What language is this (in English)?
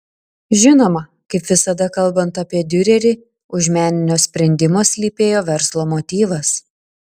Lithuanian